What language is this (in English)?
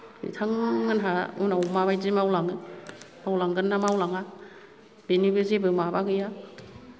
Bodo